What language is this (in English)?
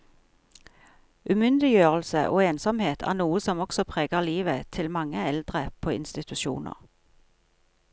Norwegian